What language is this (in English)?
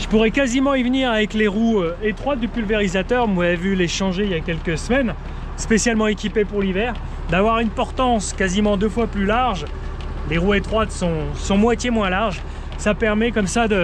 French